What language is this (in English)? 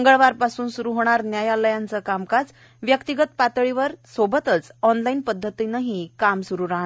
Marathi